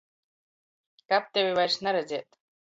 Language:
Latgalian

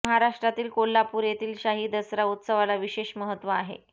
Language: Marathi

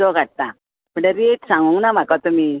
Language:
Konkani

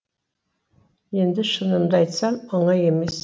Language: Kazakh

